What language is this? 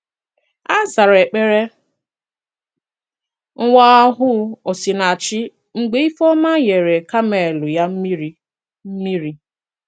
Igbo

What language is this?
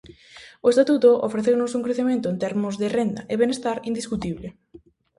Galician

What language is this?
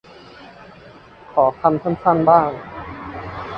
Thai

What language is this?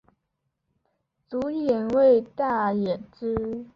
Chinese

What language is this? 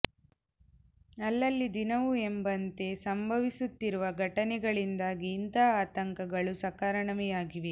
Kannada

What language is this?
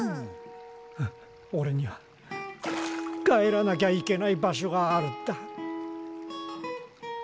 Japanese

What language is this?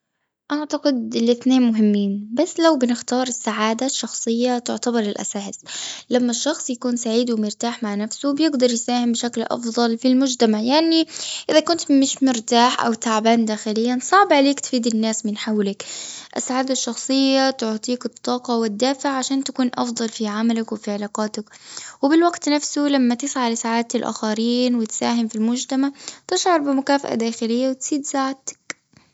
Gulf Arabic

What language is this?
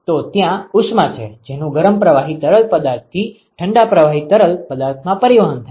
Gujarati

